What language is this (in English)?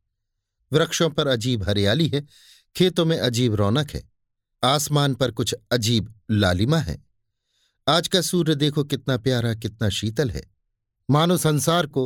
Hindi